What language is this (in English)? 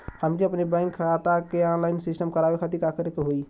Bhojpuri